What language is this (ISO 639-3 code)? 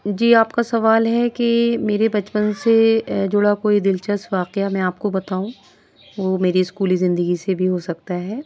urd